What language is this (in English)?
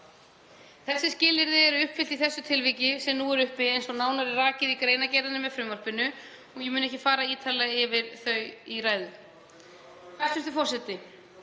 Icelandic